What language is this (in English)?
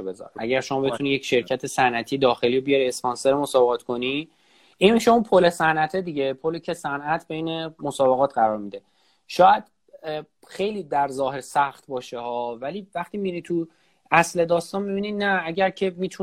Persian